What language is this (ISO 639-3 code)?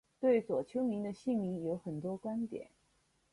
zho